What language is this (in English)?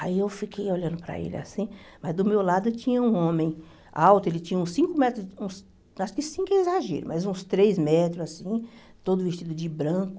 Portuguese